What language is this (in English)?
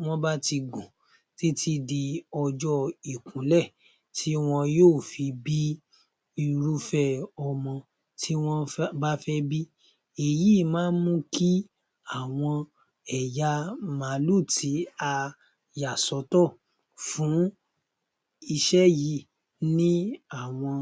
Yoruba